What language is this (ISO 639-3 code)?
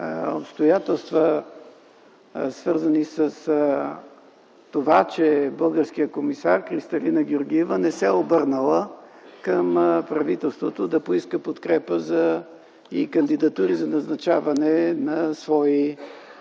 bul